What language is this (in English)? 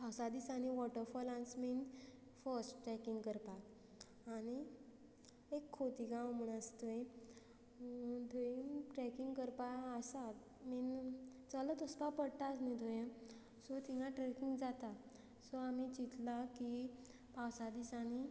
Konkani